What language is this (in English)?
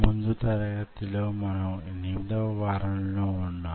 Telugu